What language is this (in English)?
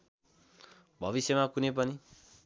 Nepali